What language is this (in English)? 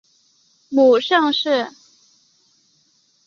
Chinese